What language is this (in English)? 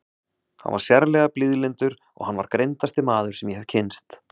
Icelandic